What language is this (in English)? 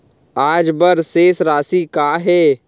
Chhattisgarhi